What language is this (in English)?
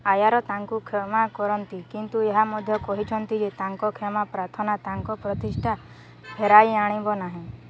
Odia